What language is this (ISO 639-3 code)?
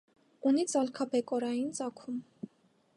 hye